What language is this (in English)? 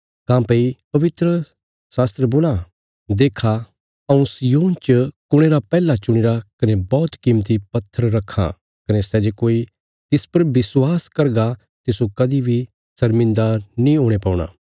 Bilaspuri